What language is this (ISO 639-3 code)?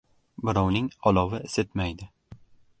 uzb